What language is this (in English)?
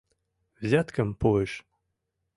Mari